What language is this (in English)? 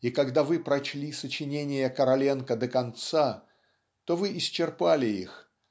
Russian